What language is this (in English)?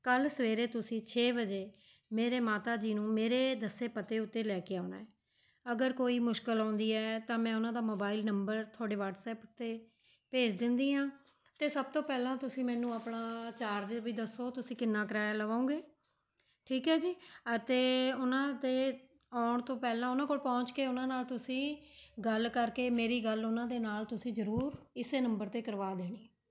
Punjabi